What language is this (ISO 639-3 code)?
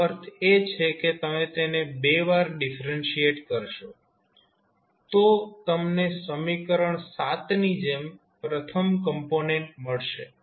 guj